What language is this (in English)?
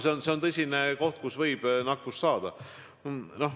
Estonian